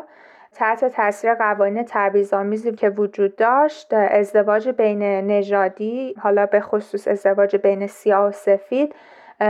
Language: Persian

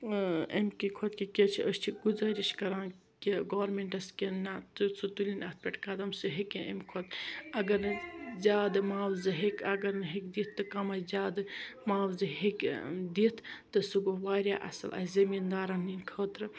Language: Kashmiri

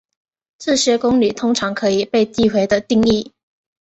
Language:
Chinese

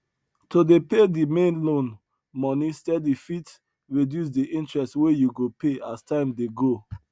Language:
Nigerian Pidgin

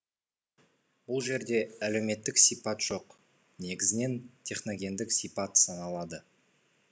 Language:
Kazakh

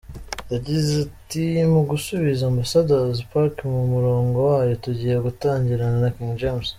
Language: Kinyarwanda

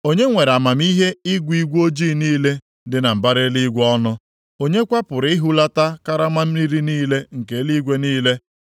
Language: Igbo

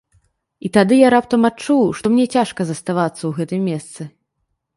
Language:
Belarusian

